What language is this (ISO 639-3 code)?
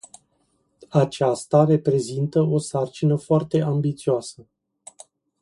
ron